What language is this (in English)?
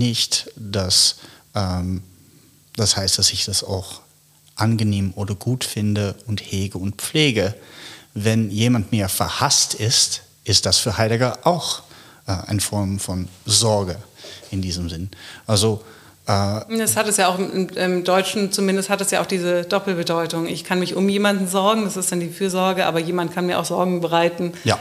German